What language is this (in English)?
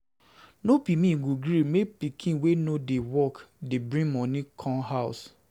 Nigerian Pidgin